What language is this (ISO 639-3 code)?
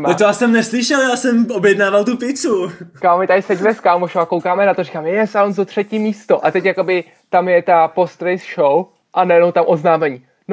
ces